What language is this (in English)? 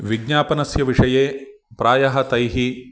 Sanskrit